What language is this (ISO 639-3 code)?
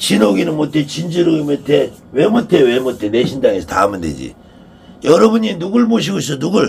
kor